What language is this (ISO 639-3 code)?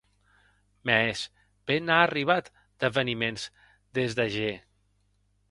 oci